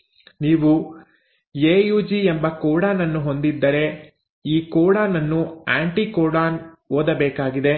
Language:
Kannada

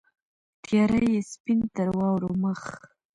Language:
Pashto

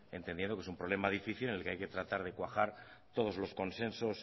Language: Spanish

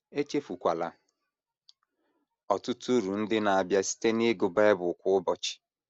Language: Igbo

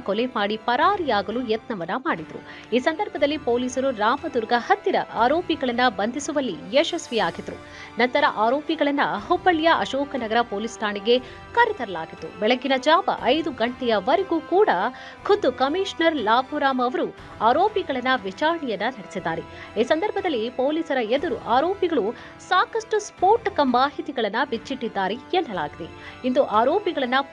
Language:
Hindi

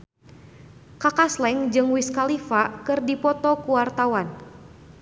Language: Sundanese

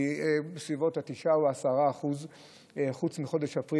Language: Hebrew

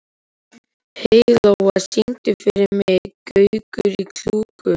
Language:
Icelandic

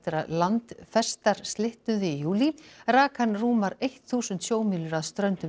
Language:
Icelandic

